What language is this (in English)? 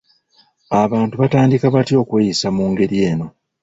Ganda